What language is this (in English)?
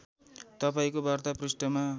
Nepali